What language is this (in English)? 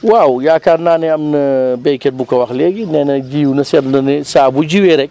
Wolof